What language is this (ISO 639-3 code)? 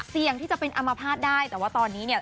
tha